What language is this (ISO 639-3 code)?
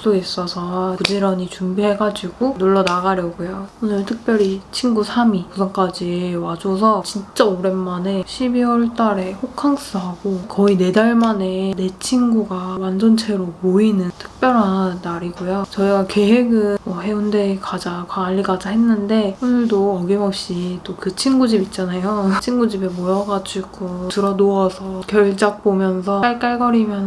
kor